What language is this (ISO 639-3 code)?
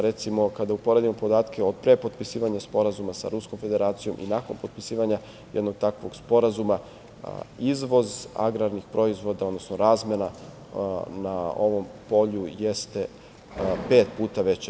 srp